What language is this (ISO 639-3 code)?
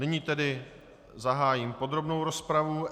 ces